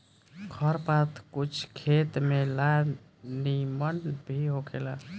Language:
Bhojpuri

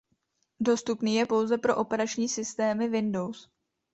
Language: Czech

